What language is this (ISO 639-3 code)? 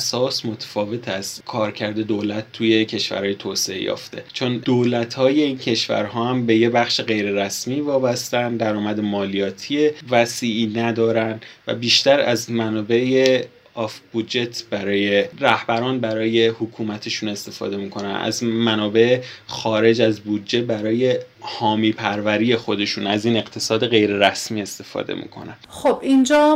fas